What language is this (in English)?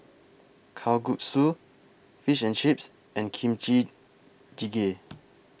English